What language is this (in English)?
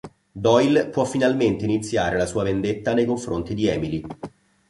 Italian